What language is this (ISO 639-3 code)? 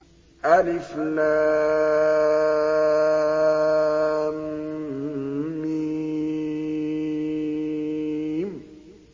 ara